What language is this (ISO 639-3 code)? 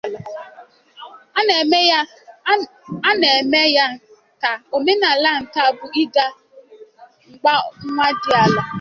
ibo